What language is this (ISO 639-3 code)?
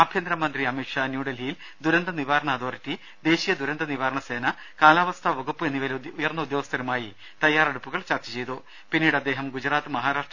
mal